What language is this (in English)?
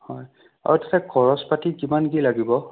Assamese